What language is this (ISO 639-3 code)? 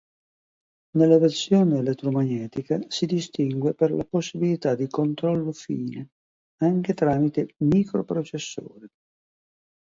ita